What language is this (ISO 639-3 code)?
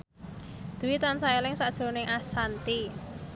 jav